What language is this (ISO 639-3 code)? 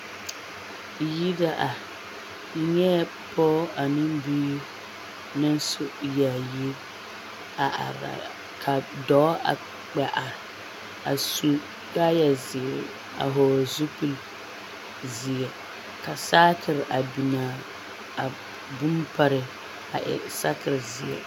dga